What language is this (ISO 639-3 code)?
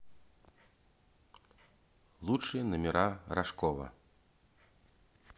rus